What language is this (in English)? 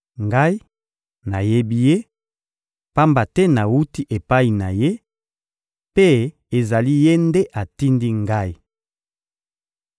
Lingala